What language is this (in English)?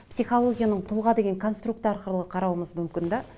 Kazakh